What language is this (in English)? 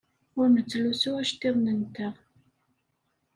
Kabyle